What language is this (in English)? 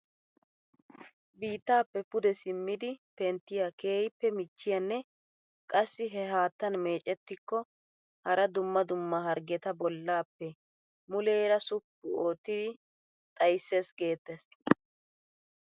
Wolaytta